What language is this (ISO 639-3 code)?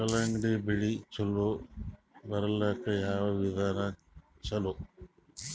kan